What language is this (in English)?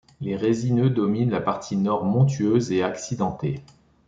French